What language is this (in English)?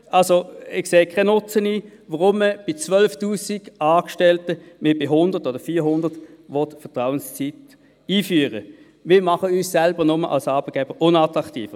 Swiss German